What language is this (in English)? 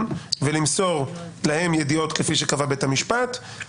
Hebrew